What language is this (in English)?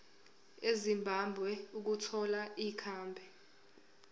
Zulu